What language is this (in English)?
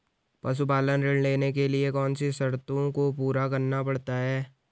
Hindi